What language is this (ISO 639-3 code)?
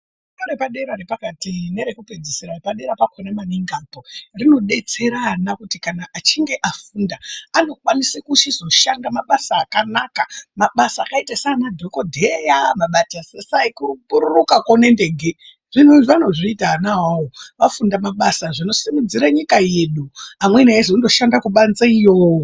ndc